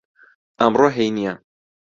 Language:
Central Kurdish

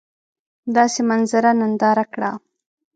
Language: Pashto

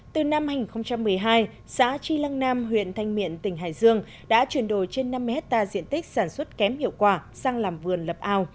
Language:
Vietnamese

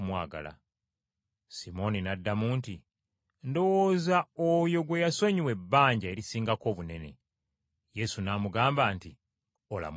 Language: Ganda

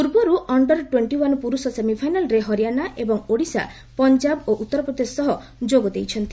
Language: Odia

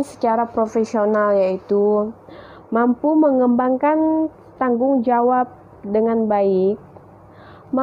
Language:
Indonesian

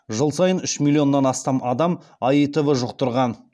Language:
Kazakh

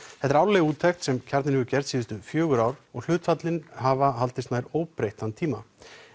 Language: Icelandic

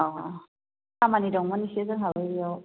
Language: Bodo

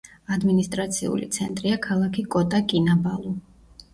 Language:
Georgian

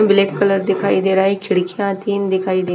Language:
Hindi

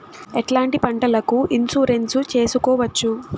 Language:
Telugu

